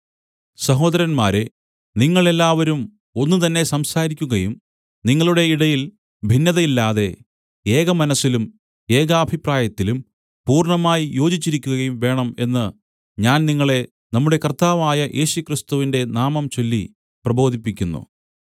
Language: Malayalam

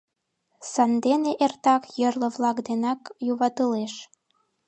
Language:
Mari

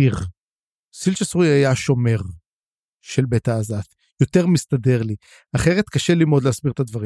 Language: Hebrew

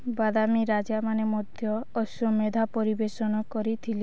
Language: Odia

